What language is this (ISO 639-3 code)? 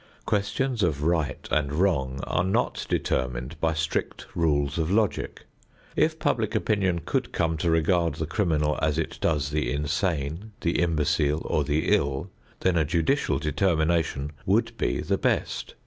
eng